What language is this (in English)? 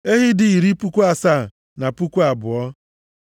Igbo